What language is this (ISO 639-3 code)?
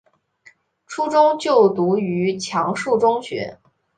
zho